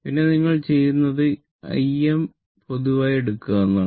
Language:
Malayalam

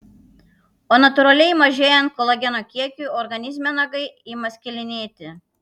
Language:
Lithuanian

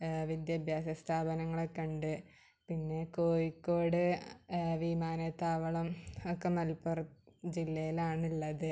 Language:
Malayalam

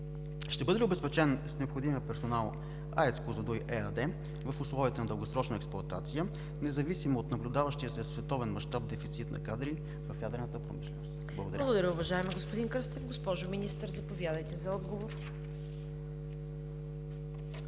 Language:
Bulgarian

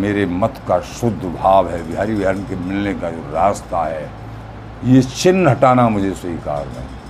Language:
Hindi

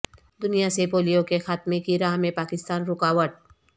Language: Urdu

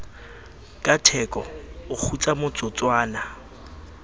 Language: Southern Sotho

